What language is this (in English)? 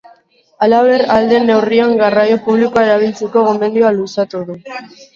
Basque